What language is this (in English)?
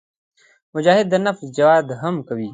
Pashto